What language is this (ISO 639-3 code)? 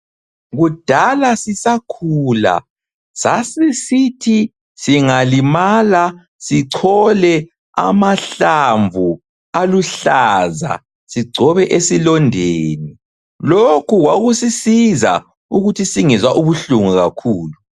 nde